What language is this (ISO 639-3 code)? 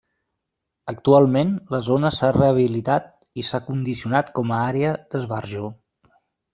cat